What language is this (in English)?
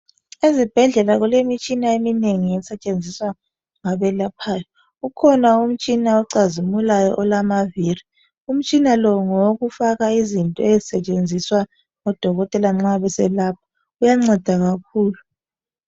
North Ndebele